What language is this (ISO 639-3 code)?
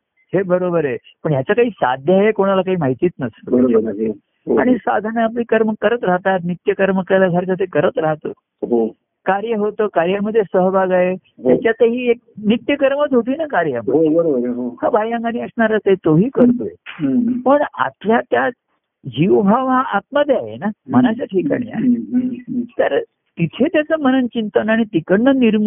mar